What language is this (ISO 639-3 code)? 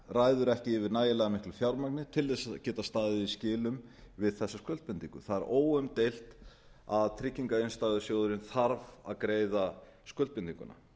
isl